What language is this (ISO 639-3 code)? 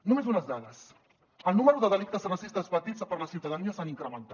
cat